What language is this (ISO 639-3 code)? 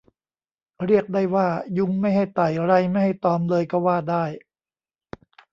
tha